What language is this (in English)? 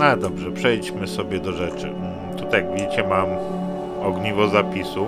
Polish